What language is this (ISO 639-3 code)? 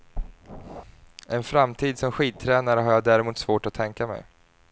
swe